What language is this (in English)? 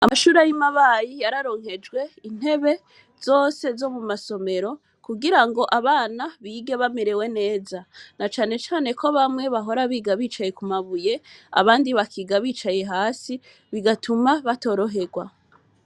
Rundi